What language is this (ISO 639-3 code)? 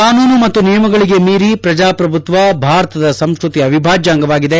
kan